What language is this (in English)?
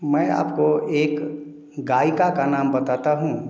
Hindi